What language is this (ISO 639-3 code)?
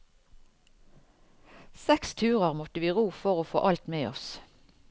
nor